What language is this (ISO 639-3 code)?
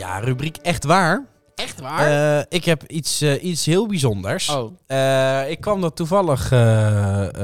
nld